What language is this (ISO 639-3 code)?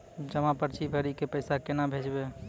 mai